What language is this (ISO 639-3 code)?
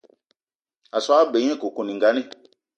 eto